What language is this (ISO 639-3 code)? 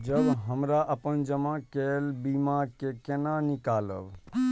mai